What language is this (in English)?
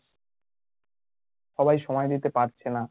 Bangla